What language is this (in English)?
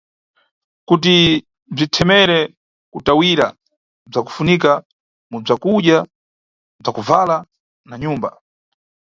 Nyungwe